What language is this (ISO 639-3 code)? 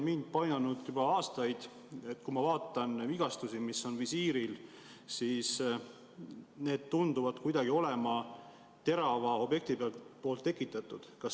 est